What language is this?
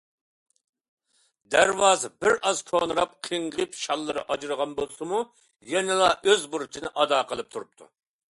Uyghur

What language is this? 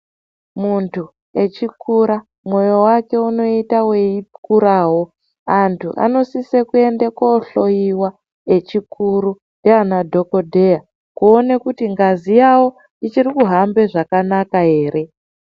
Ndau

